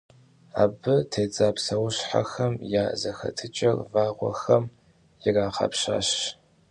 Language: Kabardian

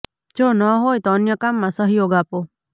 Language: Gujarati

